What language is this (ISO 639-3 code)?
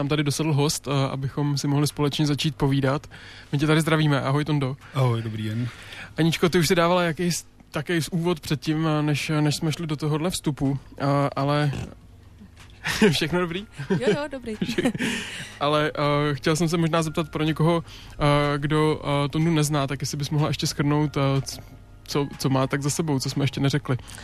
ces